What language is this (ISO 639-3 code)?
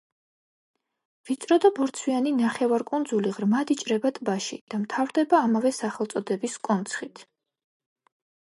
kat